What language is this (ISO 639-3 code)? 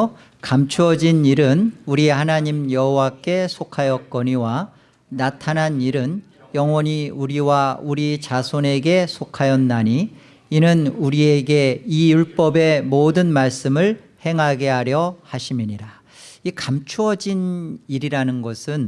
kor